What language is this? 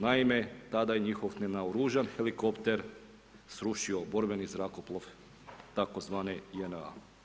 Croatian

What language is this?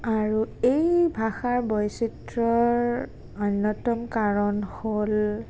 Assamese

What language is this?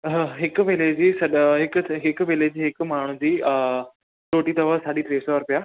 Sindhi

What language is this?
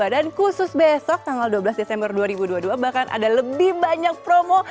Indonesian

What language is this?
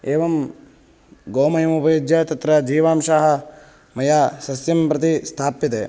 Sanskrit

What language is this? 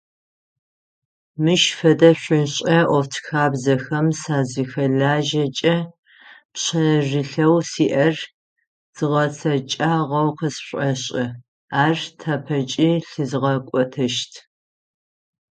Adyghe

